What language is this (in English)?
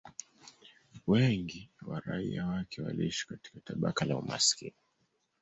Swahili